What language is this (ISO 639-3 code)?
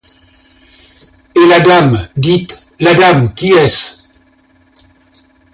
fra